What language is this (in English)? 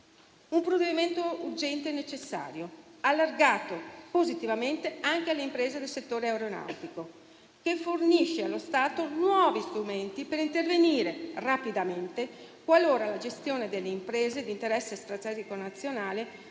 Italian